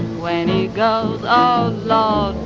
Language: English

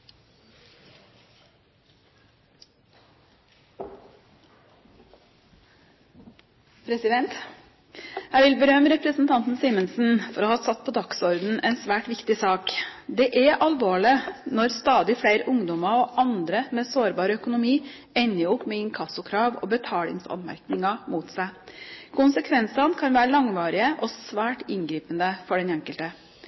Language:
Norwegian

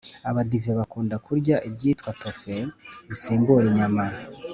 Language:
Kinyarwanda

